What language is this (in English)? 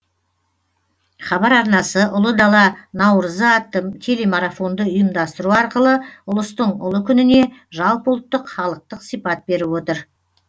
Kazakh